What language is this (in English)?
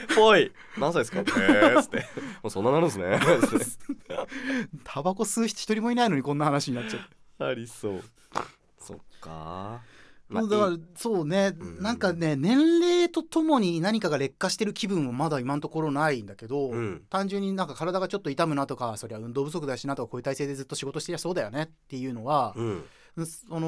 Japanese